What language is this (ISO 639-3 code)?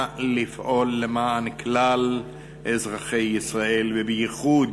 heb